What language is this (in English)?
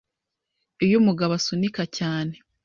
Kinyarwanda